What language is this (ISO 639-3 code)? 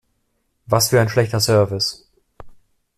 deu